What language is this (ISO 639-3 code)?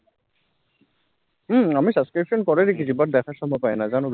ben